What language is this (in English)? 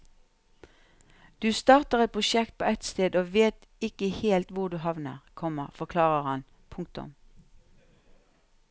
Norwegian